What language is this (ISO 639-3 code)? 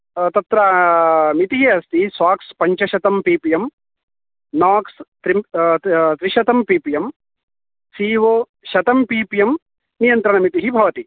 san